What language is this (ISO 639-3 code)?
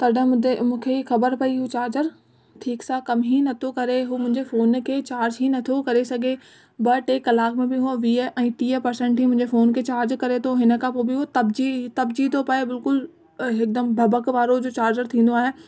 snd